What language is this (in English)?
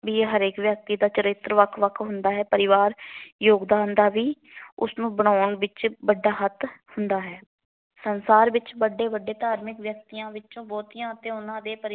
Punjabi